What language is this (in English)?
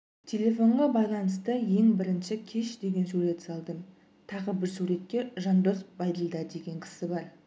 Kazakh